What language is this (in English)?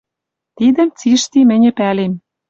Western Mari